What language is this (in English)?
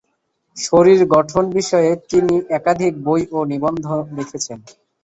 Bangla